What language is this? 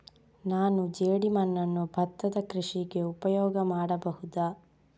Kannada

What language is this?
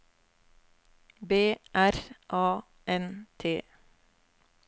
Norwegian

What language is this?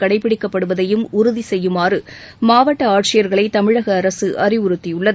Tamil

